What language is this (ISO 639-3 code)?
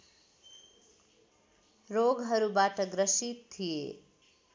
nep